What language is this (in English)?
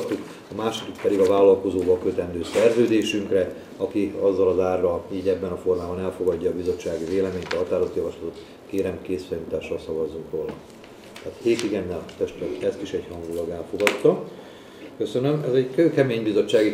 Hungarian